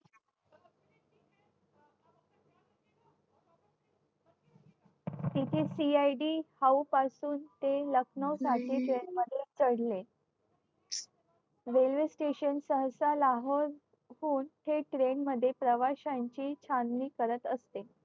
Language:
Marathi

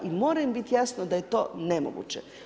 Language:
Croatian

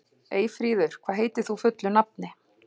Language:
Icelandic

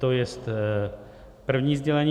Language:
Czech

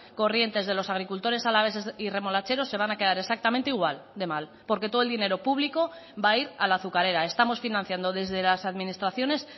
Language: Spanish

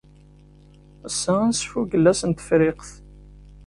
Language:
Kabyle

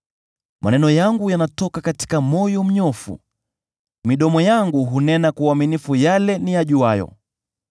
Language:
Swahili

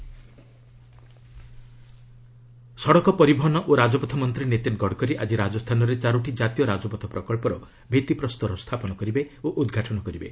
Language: Odia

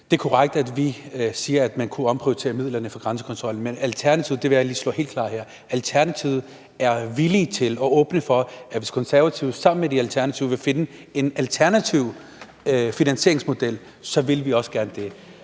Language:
Danish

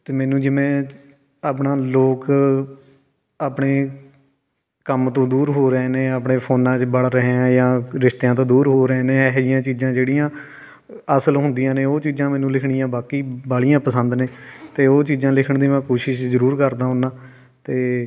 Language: Punjabi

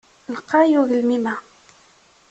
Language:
Kabyle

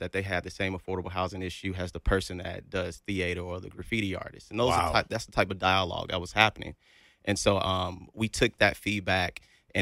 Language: English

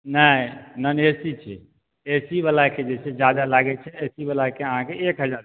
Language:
Maithili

